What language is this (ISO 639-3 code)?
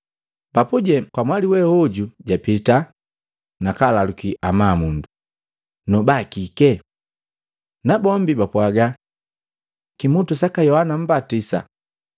mgv